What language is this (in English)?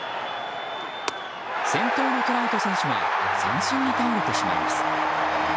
Japanese